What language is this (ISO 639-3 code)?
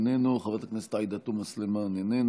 heb